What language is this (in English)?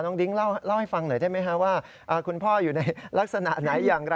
Thai